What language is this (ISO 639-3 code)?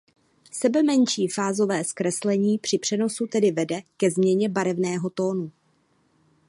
ces